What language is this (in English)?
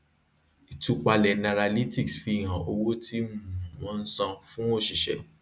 Yoruba